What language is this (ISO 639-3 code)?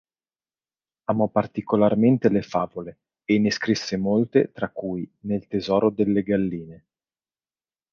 ita